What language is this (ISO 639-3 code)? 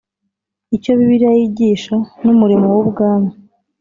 kin